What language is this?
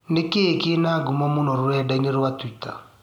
Kikuyu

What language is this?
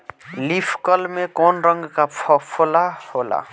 Bhojpuri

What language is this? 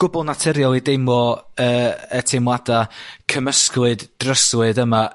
Welsh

